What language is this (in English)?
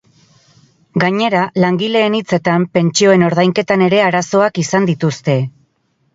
Basque